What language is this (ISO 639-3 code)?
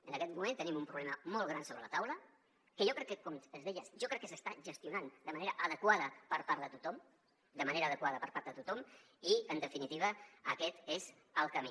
cat